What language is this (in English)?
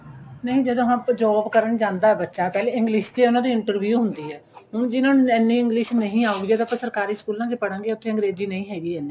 Punjabi